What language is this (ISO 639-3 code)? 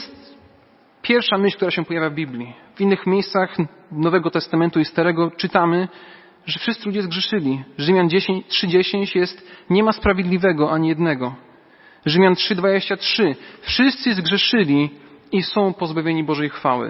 pol